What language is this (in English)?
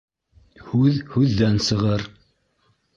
Bashkir